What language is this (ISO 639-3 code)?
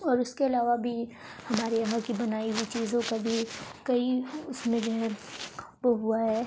urd